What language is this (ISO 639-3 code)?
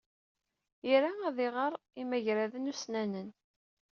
kab